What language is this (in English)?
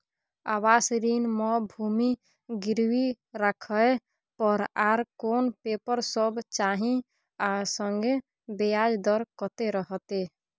Maithili